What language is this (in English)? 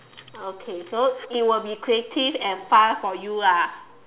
English